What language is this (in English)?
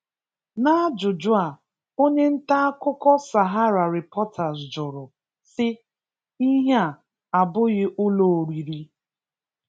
Igbo